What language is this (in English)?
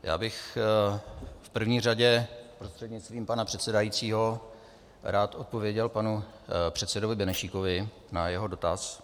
Czech